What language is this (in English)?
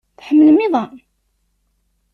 Kabyle